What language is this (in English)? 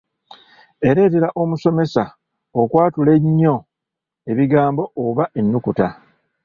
Ganda